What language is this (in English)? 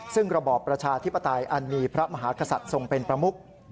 Thai